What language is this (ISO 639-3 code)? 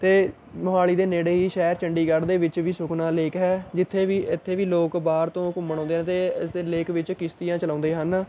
pan